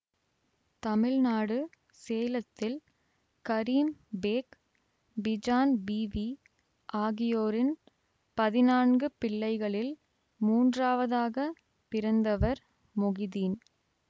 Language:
Tamil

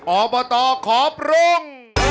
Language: Thai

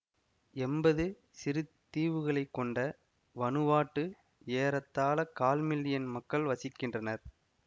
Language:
Tamil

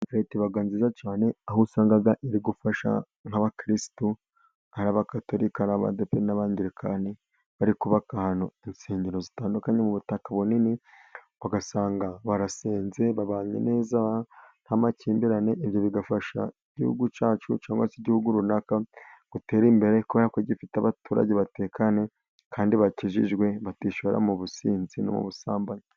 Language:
Kinyarwanda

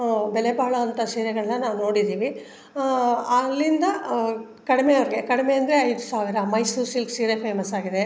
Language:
Kannada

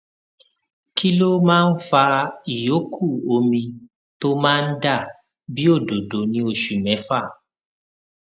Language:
Yoruba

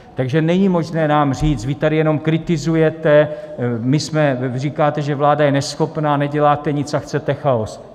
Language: Czech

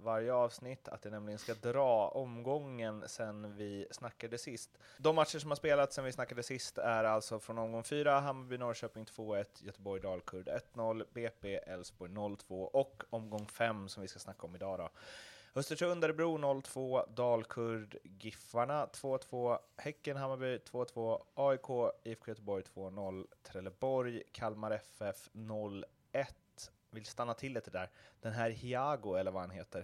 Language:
Swedish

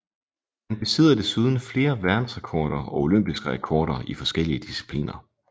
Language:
Danish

